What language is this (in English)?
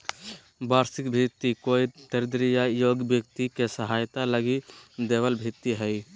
Magahi